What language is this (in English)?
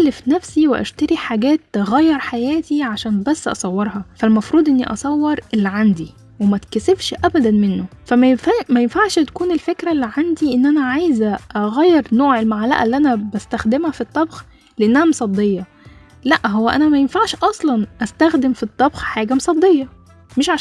Arabic